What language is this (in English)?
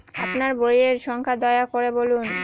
Bangla